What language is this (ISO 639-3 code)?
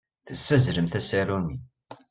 kab